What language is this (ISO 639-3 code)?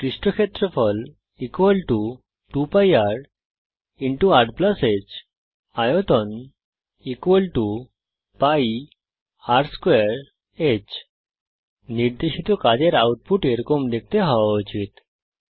ben